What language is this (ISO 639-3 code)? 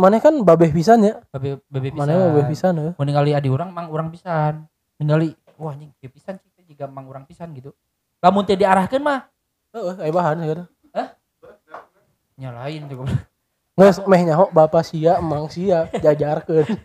ind